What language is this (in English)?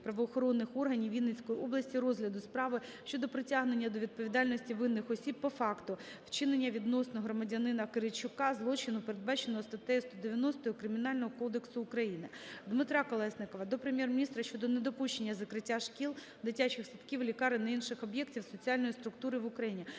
Ukrainian